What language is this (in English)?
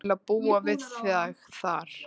Icelandic